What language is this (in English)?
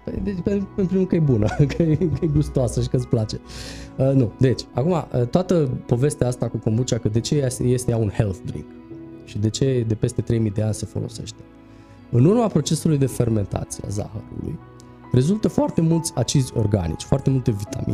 Romanian